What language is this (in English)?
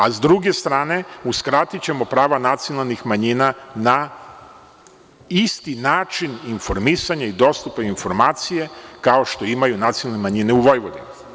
Serbian